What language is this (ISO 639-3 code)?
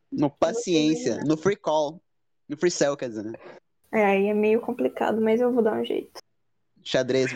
por